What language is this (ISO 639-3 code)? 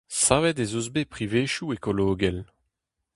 bre